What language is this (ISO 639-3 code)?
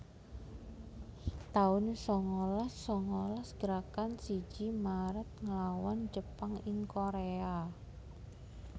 jav